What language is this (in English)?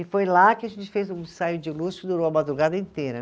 Portuguese